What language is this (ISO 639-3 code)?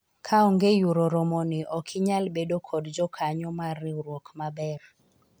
luo